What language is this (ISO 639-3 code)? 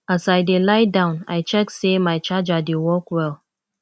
pcm